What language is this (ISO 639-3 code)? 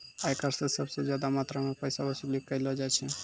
mai